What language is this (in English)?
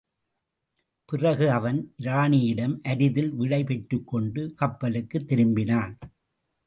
Tamil